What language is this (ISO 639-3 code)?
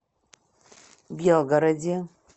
rus